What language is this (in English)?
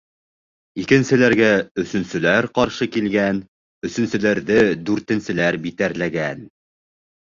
Bashkir